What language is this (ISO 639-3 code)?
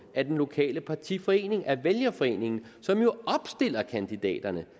dan